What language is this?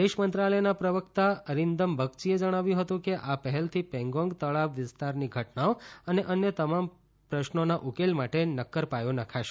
Gujarati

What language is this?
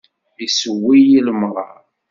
Kabyle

